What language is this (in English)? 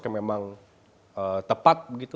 Indonesian